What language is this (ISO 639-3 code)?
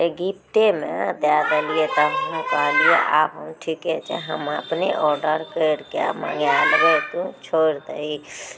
mai